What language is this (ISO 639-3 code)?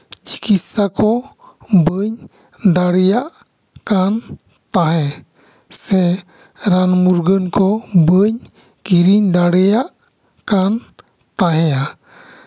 sat